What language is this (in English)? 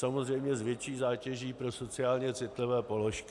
Czech